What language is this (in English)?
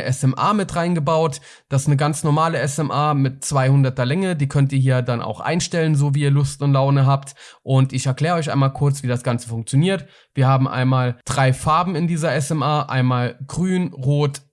German